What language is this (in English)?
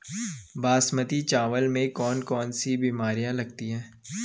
Hindi